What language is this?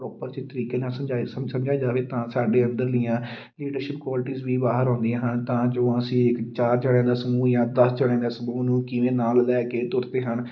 Punjabi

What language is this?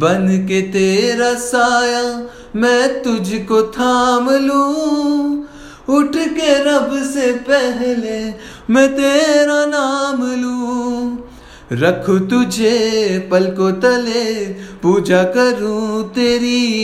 Hindi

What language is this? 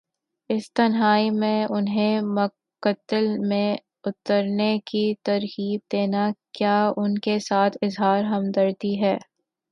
Urdu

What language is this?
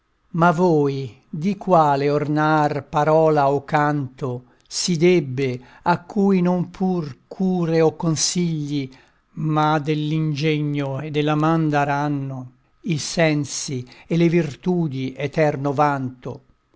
Italian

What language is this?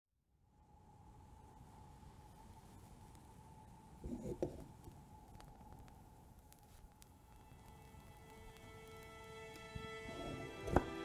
Dutch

